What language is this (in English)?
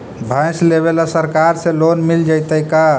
Magahi